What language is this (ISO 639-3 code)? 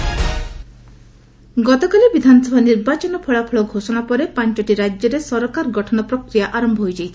ori